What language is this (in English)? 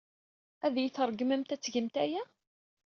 Kabyle